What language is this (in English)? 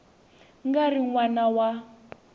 Tsonga